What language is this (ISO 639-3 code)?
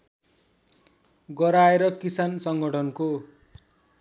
nep